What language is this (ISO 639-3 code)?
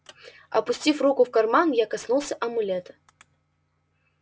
rus